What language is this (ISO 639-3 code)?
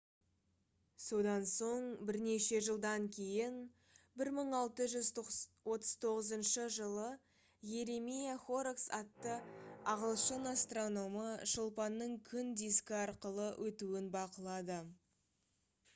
kaz